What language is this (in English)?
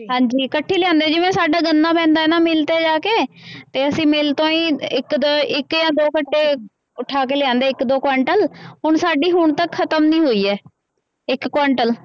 Punjabi